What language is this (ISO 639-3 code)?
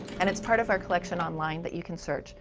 eng